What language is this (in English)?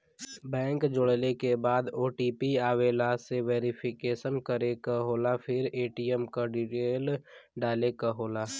Bhojpuri